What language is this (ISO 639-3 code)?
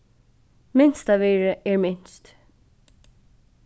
fao